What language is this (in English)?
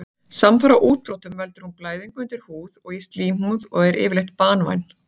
Icelandic